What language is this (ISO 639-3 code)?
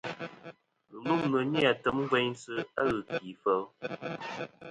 bkm